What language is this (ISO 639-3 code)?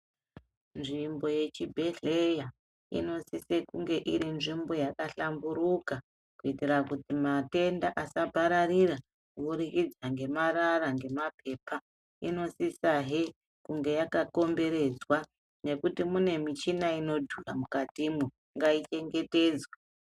ndc